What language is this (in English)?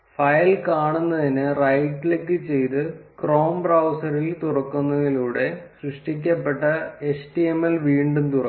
Malayalam